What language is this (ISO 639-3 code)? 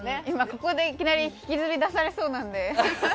jpn